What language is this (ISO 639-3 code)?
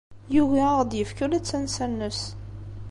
kab